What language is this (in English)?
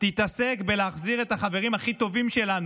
Hebrew